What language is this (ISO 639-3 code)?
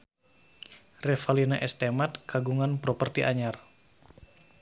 sun